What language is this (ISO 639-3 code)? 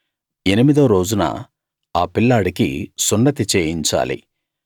tel